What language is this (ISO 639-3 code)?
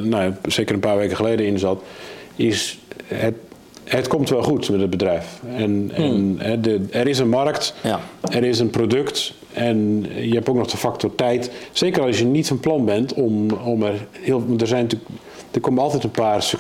nld